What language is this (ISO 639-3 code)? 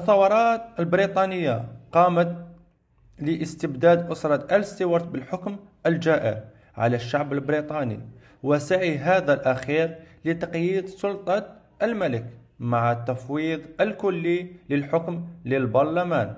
ara